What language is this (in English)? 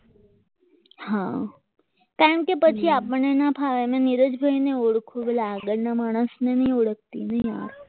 Gujarati